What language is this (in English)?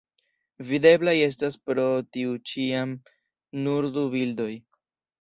Esperanto